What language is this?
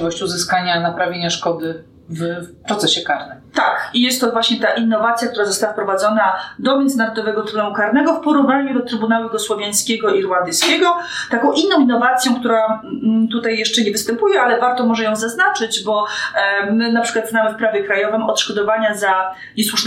Polish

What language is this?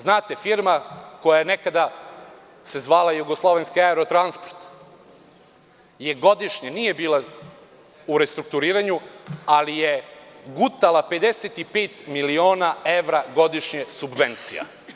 Serbian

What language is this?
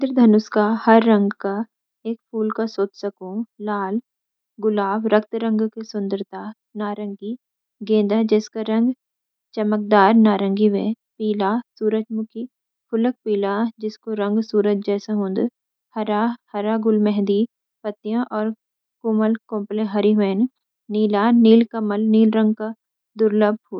Garhwali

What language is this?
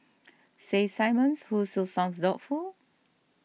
English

